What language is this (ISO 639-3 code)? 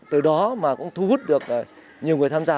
vie